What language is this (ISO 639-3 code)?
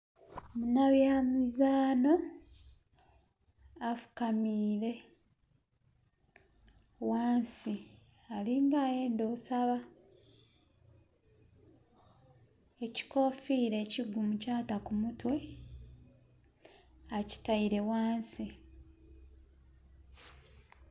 xog